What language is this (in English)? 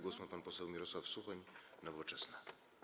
Polish